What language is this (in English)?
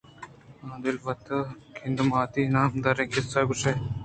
Eastern Balochi